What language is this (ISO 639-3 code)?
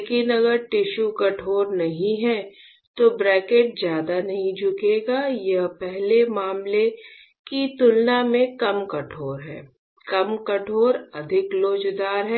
hin